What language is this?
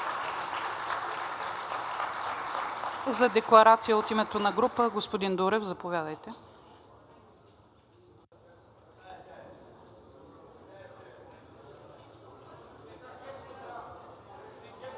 Bulgarian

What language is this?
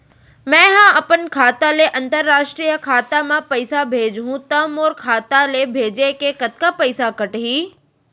Chhattisgarhi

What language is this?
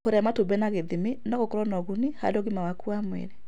Kikuyu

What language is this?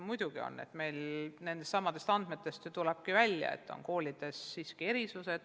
Estonian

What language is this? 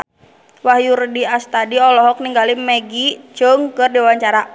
Sundanese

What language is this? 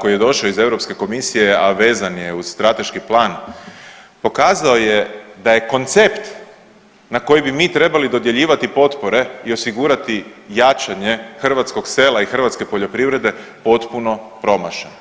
Croatian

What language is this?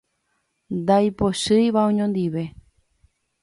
Guarani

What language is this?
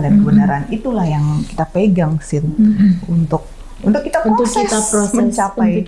Indonesian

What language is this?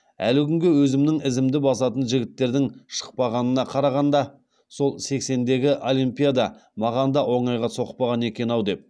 Kazakh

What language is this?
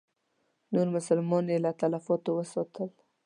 Pashto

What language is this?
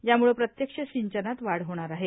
Marathi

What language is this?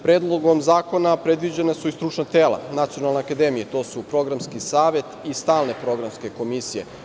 Serbian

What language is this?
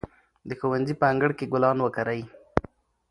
Pashto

